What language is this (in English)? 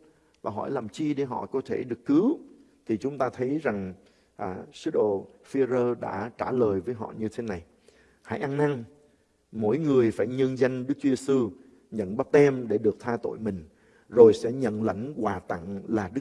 Vietnamese